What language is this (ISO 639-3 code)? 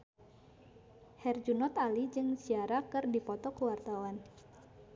sun